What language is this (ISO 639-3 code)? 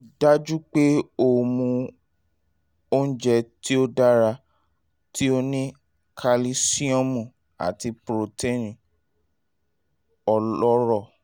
yor